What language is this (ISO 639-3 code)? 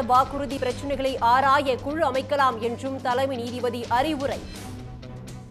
tur